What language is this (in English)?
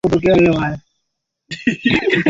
Swahili